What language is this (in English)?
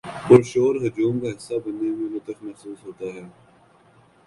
Urdu